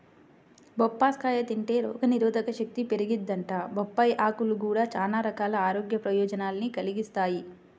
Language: Telugu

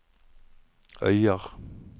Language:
Norwegian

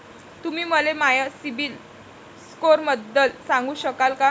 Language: Marathi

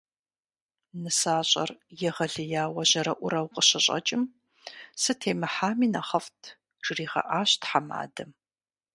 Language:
Kabardian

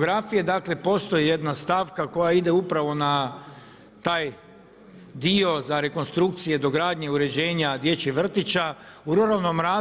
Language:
Croatian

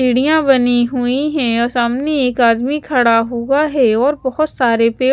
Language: Hindi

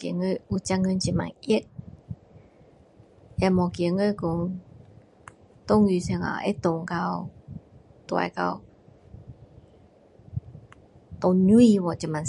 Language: Min Dong Chinese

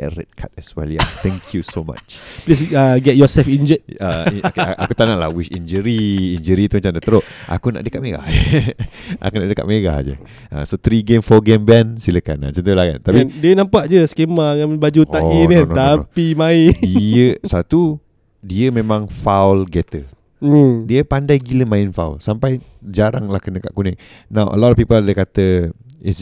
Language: Malay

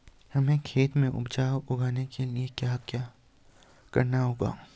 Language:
Hindi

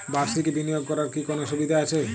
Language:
Bangla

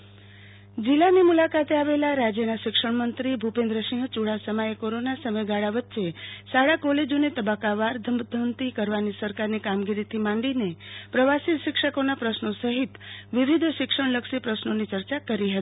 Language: Gujarati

